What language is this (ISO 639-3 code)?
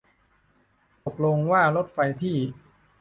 tha